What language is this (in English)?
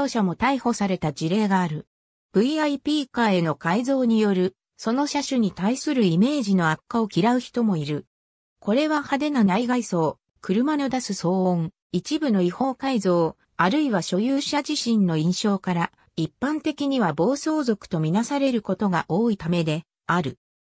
Japanese